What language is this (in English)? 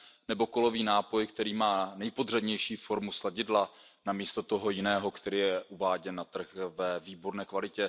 Czech